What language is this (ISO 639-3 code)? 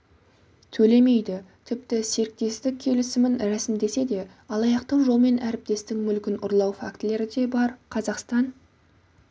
kaz